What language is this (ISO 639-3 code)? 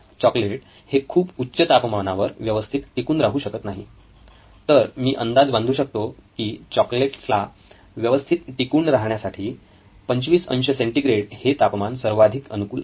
mar